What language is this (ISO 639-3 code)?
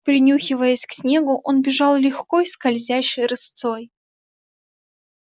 rus